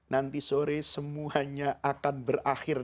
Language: Indonesian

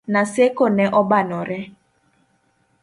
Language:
Luo (Kenya and Tanzania)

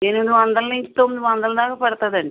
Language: Telugu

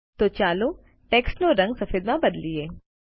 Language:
Gujarati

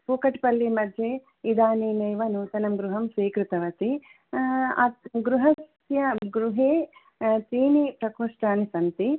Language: Sanskrit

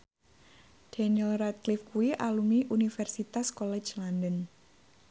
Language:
Javanese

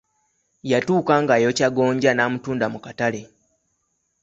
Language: Ganda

